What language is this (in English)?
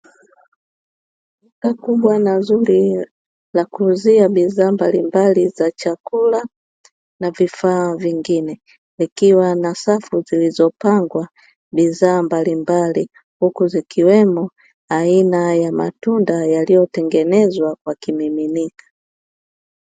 Swahili